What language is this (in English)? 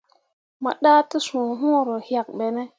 Mundang